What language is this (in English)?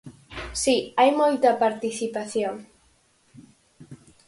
Galician